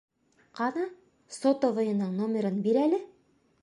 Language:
Bashkir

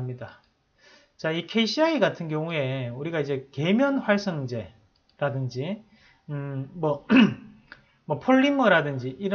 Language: Korean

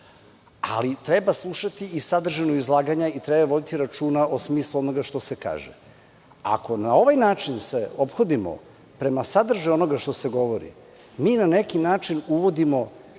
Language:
Serbian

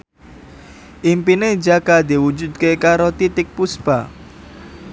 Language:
Javanese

